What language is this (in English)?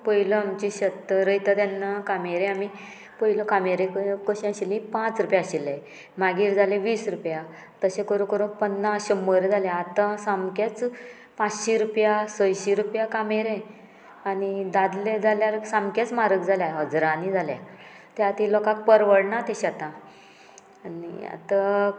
Konkani